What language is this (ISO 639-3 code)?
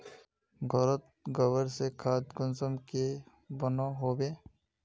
mag